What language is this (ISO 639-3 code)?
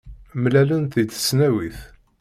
kab